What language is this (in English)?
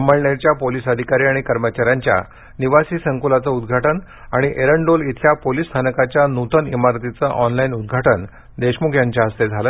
Marathi